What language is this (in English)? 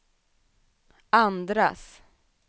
Swedish